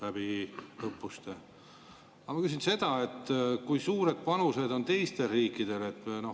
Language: Estonian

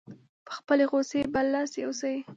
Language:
Pashto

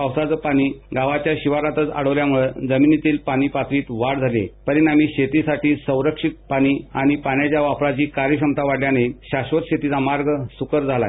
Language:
Marathi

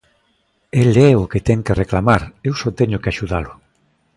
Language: Galician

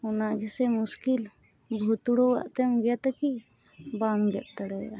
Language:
Santali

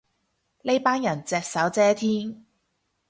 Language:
Cantonese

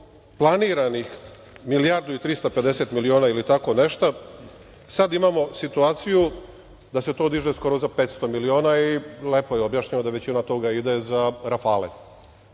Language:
Serbian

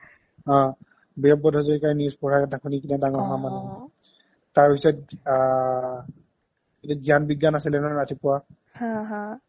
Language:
Assamese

